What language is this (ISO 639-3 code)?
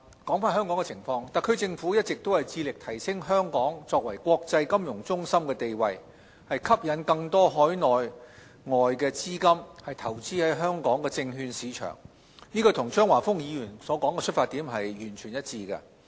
yue